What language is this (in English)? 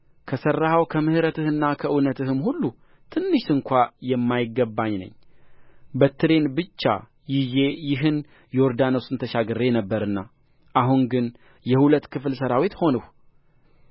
Amharic